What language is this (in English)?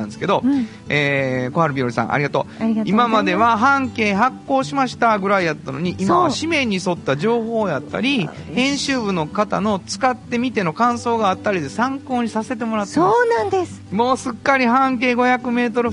Japanese